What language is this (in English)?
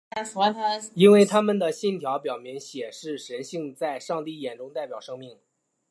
Chinese